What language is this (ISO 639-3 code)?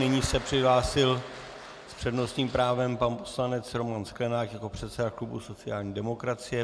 ces